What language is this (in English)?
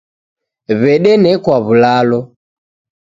Taita